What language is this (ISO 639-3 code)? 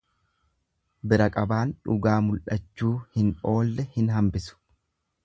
orm